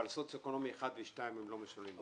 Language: Hebrew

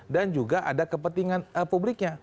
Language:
Indonesian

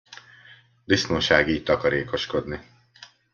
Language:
Hungarian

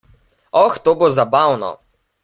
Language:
Slovenian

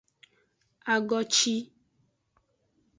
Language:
Aja (Benin)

